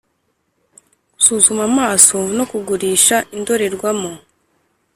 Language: Kinyarwanda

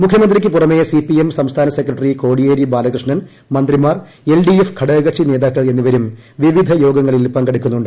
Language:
Malayalam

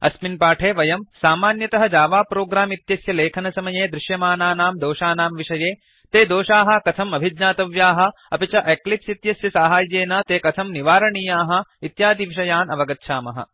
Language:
Sanskrit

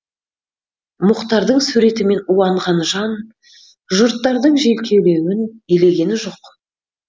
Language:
Kazakh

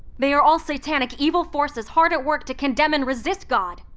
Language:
English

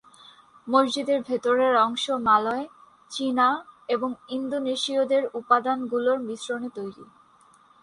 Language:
Bangla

